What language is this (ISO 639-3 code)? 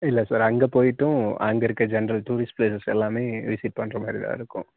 tam